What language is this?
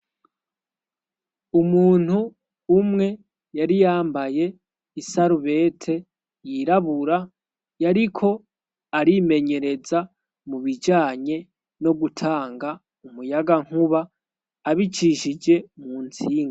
Rundi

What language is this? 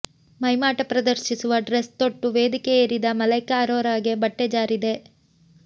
Kannada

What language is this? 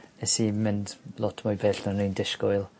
Welsh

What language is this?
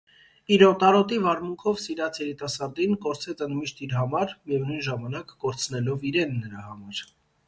Armenian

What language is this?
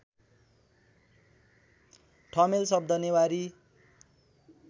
Nepali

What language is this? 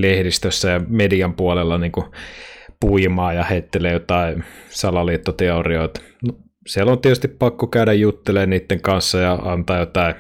Finnish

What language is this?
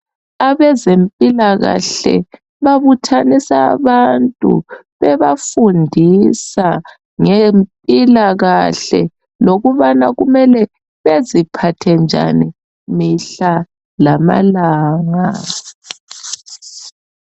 North Ndebele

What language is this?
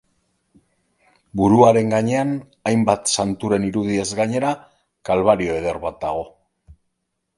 Basque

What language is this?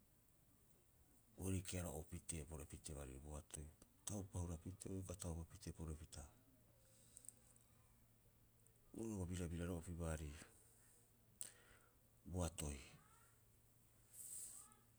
Rapoisi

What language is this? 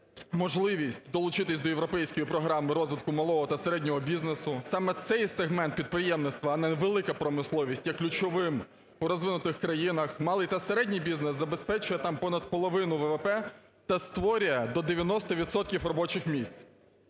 Ukrainian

